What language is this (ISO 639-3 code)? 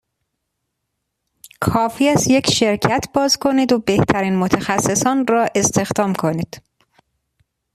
fas